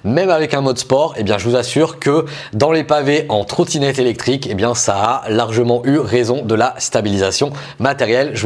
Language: French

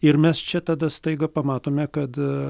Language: Lithuanian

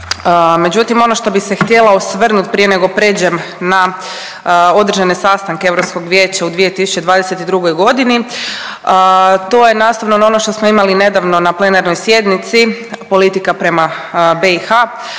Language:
Croatian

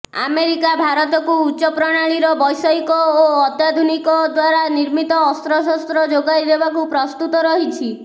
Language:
Odia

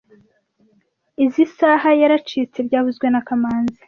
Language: Kinyarwanda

